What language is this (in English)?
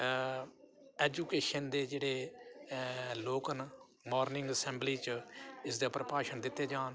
Dogri